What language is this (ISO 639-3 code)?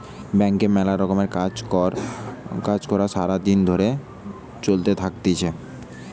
ben